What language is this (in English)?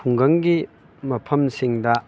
Manipuri